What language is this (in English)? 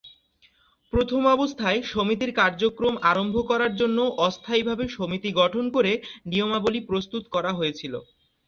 Bangla